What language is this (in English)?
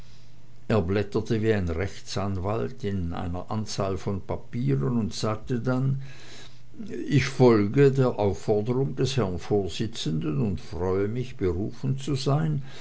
German